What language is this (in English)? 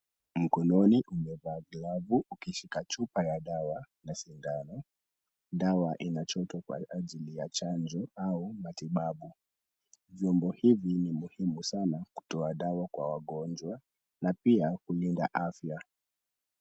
Swahili